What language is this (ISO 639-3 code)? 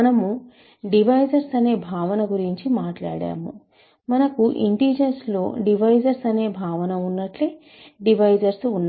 tel